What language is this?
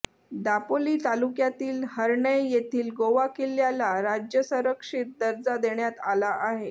Marathi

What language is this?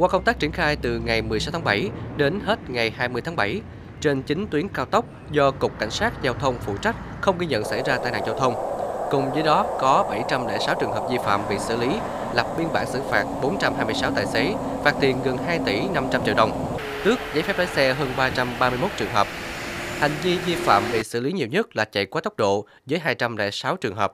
Vietnamese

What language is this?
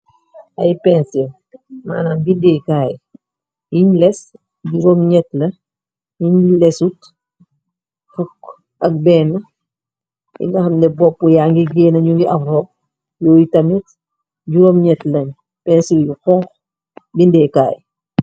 Wolof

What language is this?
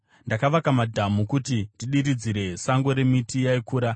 Shona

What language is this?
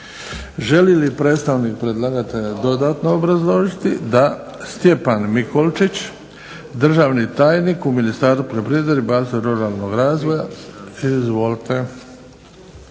Croatian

